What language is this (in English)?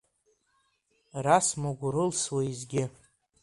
Abkhazian